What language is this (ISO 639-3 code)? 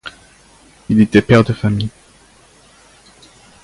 fra